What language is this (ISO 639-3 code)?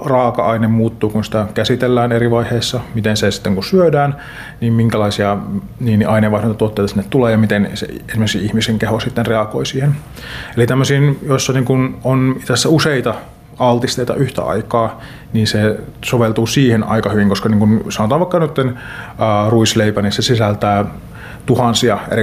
fin